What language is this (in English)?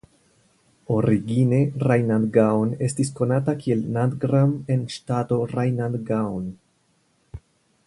Esperanto